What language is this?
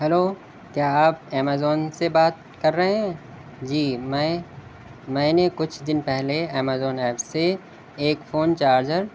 Urdu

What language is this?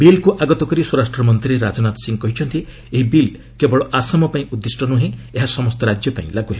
Odia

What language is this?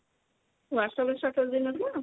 Odia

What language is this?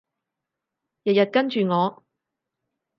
Cantonese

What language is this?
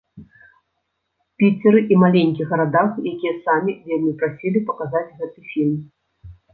Belarusian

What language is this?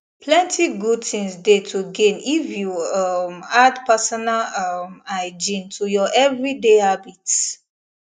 Nigerian Pidgin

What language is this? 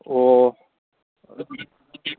Manipuri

